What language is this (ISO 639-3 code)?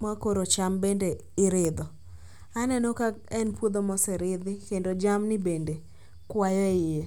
luo